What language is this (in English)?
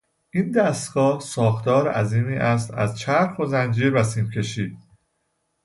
Persian